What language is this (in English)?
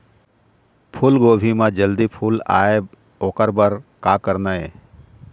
Chhattisgarhi